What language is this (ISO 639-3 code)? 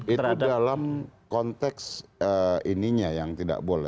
ind